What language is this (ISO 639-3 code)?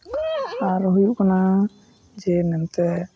sat